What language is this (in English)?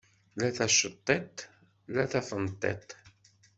Kabyle